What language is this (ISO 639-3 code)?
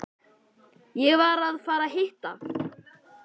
isl